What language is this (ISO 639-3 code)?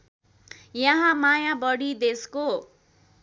nep